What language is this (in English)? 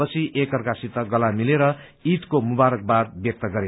Nepali